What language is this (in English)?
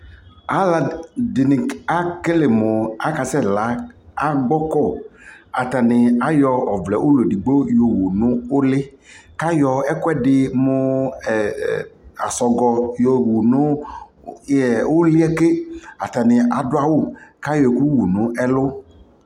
Ikposo